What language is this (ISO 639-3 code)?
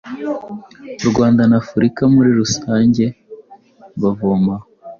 kin